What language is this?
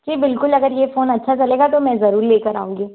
Hindi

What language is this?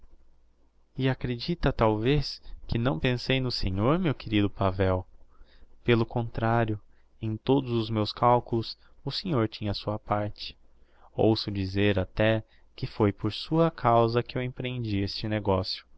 Portuguese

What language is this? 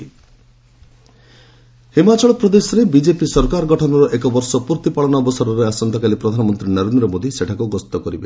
Odia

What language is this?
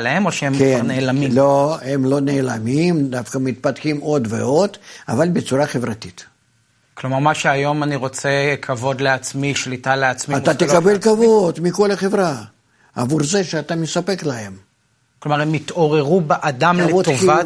Hebrew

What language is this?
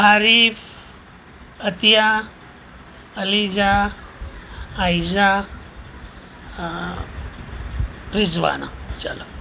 Gujarati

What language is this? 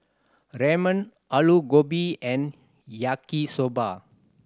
English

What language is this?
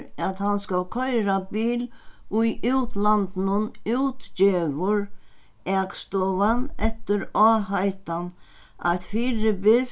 Faroese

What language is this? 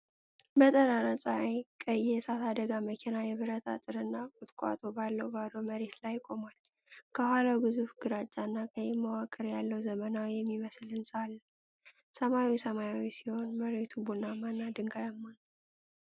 Amharic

